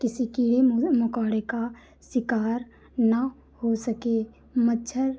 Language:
Hindi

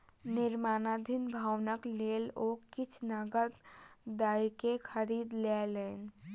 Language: Maithili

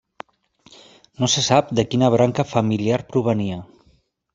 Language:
Catalan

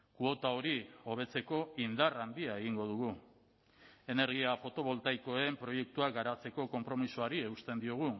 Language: Basque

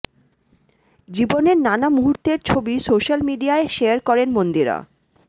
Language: Bangla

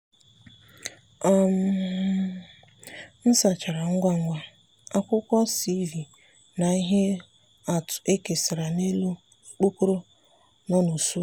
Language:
Igbo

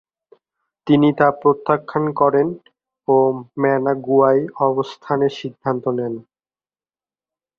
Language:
Bangla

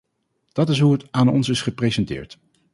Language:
Dutch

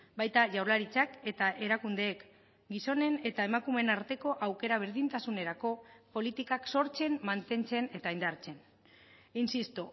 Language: Basque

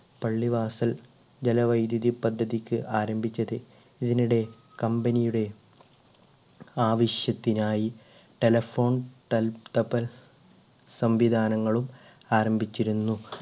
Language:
Malayalam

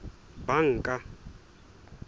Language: Southern Sotho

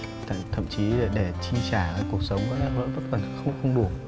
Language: Vietnamese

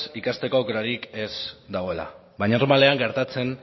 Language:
Basque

